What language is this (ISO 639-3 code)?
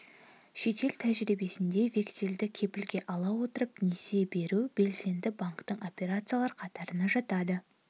kaz